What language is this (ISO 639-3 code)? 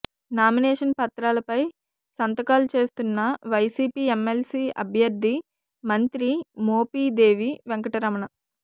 tel